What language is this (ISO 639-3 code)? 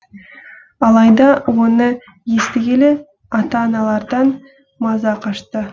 kaz